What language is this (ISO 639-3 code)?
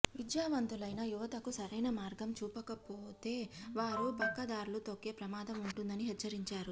tel